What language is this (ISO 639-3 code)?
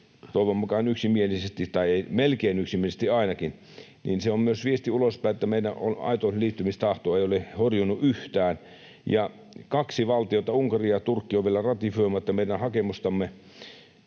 fin